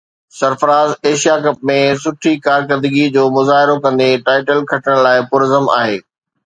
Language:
Sindhi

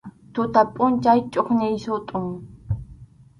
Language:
Arequipa-La Unión Quechua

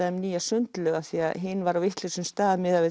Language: Icelandic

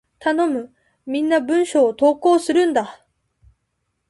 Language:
Japanese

